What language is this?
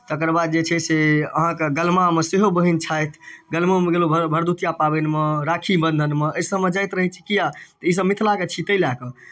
Maithili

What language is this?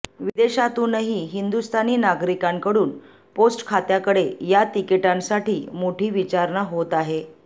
Marathi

